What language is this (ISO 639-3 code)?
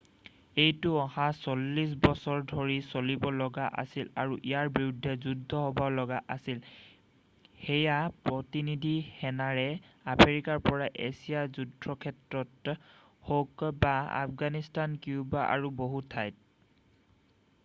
asm